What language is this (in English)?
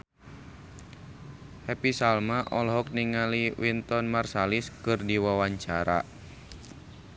Sundanese